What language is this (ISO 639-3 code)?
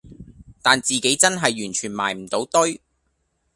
yue